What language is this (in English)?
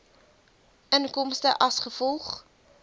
Afrikaans